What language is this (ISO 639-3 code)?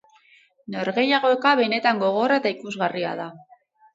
eus